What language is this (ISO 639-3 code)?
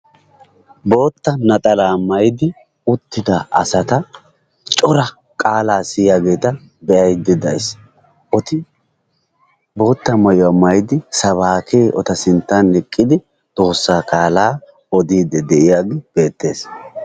wal